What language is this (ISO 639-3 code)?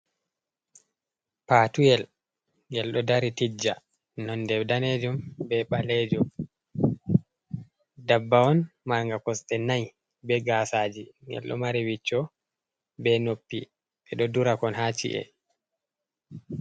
ful